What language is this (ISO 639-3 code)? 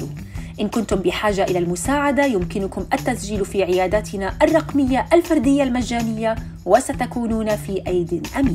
ara